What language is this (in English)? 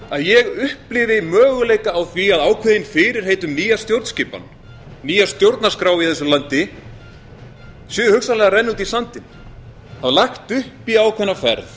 Icelandic